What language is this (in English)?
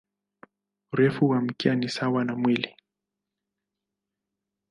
Swahili